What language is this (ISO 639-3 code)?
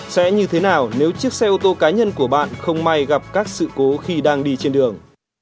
vie